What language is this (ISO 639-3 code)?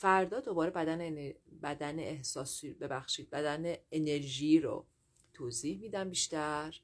fas